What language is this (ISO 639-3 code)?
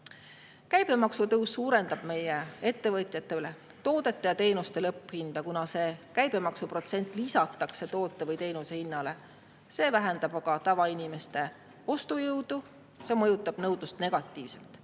est